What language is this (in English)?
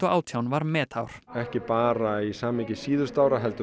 Icelandic